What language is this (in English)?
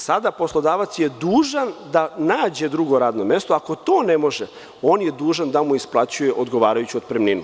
Serbian